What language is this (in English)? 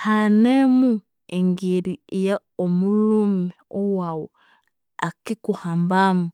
Konzo